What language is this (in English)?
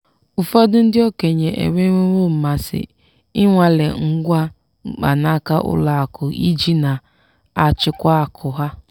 Igbo